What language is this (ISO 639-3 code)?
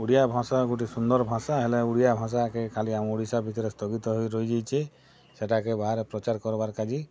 ori